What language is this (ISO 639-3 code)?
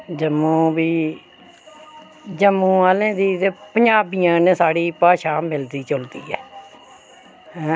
doi